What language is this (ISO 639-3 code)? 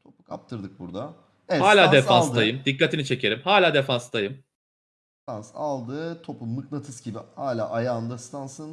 tur